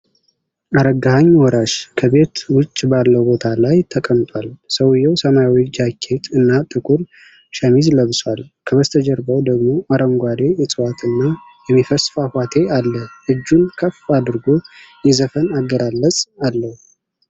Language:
Amharic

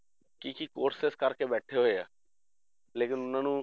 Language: Punjabi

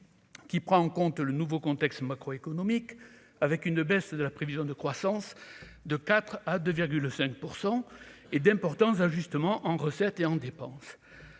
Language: French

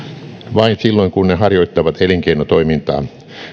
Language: Finnish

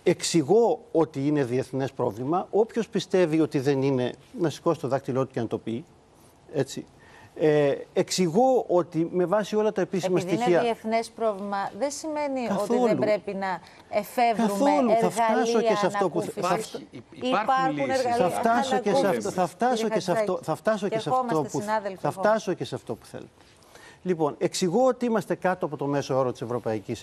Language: Greek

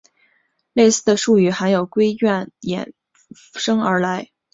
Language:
Chinese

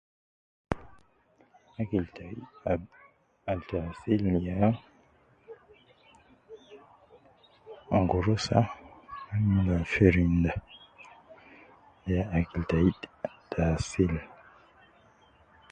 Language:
Nubi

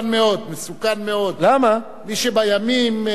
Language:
Hebrew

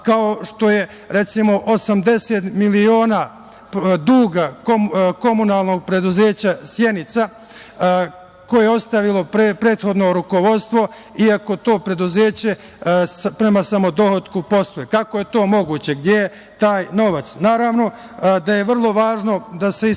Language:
Serbian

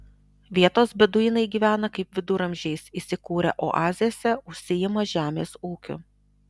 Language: Lithuanian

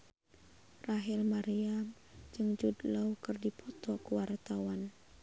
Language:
Sundanese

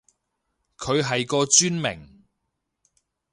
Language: Cantonese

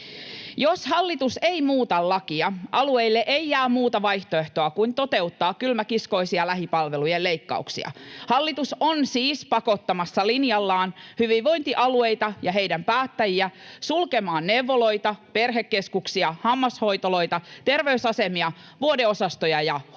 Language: Finnish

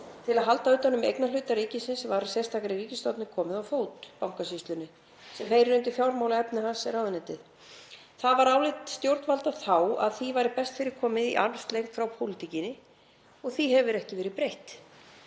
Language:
Icelandic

